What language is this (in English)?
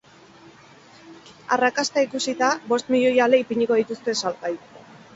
Basque